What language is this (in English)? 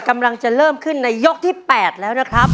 Thai